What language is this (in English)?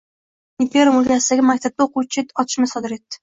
Uzbek